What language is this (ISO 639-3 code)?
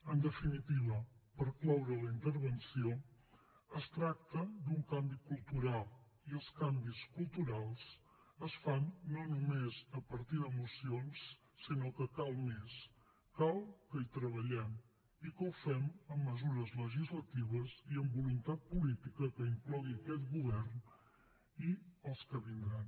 cat